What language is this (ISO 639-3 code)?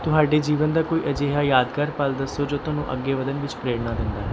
pan